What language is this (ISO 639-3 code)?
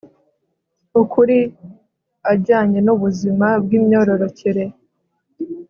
kin